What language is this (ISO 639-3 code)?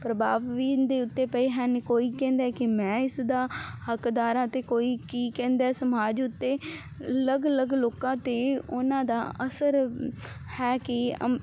pan